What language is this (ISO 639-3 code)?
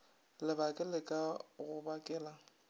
nso